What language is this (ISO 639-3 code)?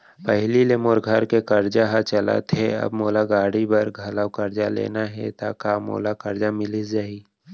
hne